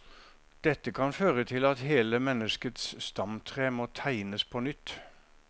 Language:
Norwegian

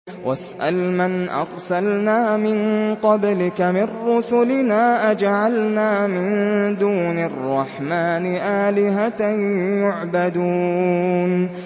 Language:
Arabic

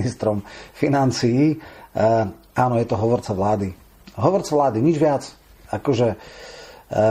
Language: Slovak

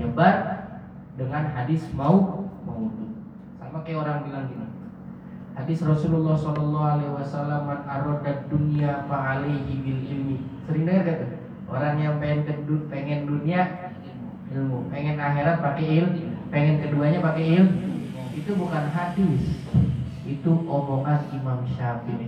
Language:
Indonesian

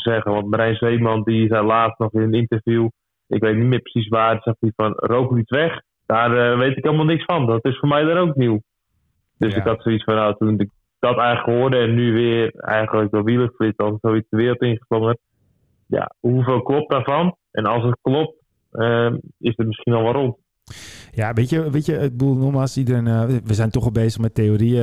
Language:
Dutch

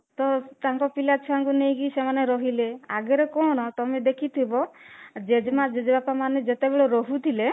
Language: Odia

